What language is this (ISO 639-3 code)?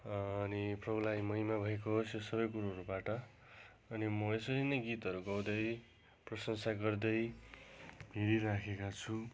nep